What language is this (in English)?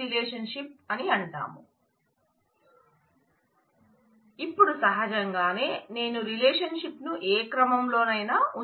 Telugu